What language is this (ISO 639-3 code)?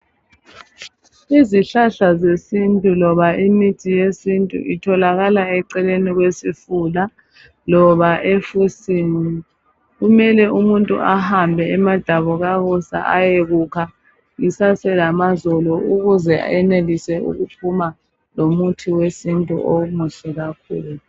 nde